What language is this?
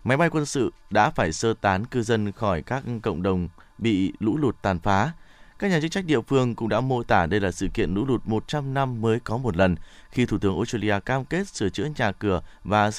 Vietnamese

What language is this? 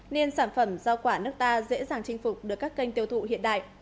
Vietnamese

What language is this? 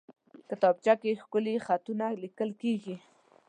Pashto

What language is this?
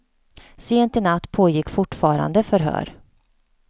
Swedish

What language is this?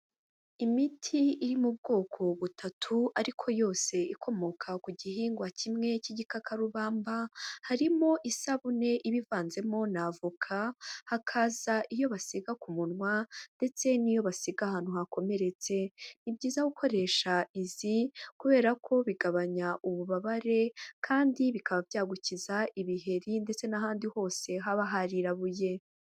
Kinyarwanda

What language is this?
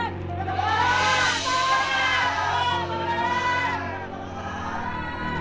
Indonesian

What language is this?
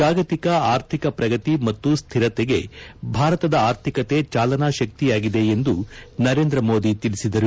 Kannada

